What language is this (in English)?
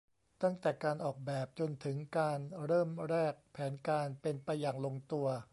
Thai